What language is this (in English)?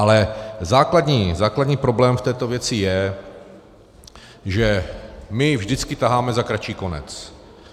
Czech